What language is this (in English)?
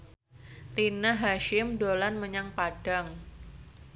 Javanese